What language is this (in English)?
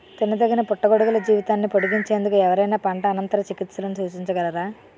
Telugu